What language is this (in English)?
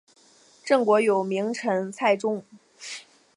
Chinese